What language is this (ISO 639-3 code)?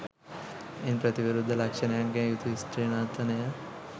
sin